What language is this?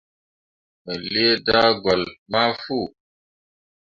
Mundang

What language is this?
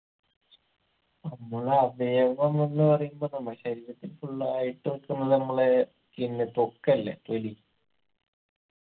Malayalam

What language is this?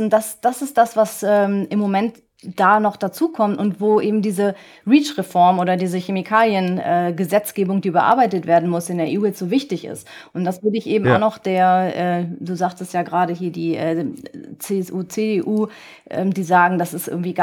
German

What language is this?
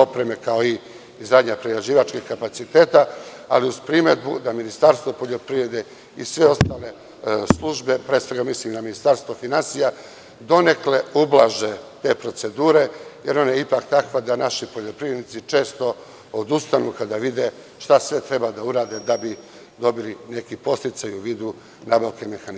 Serbian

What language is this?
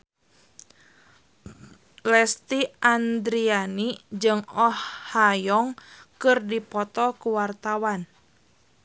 Sundanese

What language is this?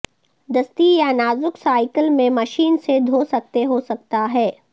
Urdu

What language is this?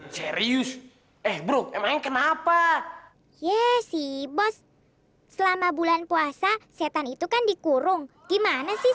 Indonesian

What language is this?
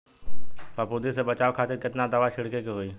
Bhojpuri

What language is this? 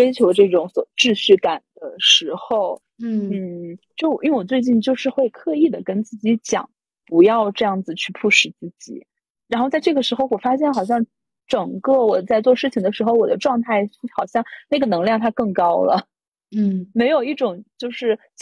Chinese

